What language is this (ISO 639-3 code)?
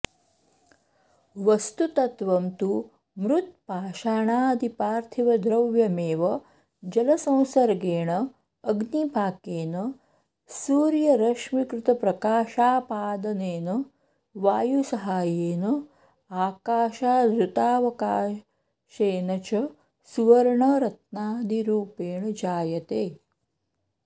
san